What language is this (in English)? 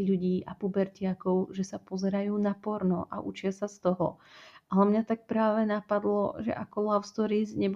Slovak